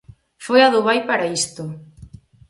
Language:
Galician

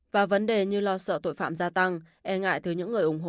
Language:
Vietnamese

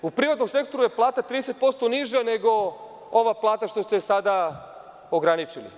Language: Serbian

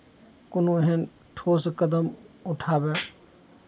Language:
Maithili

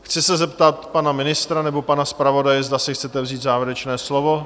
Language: Czech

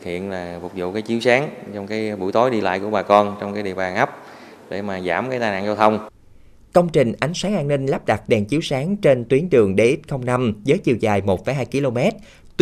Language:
Vietnamese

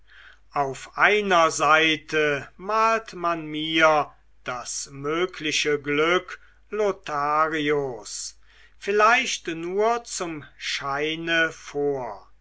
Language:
German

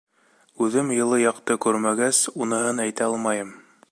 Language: Bashkir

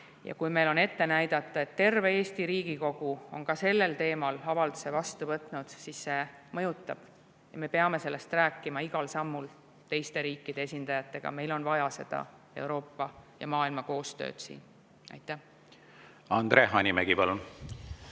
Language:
Estonian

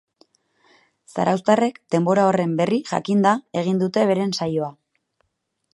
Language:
Basque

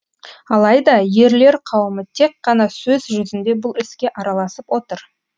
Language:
Kazakh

